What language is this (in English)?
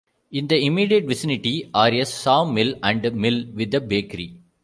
English